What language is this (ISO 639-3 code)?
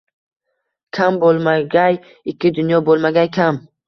uzb